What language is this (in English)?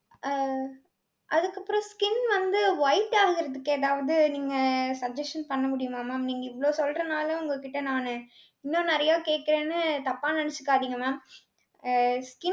Tamil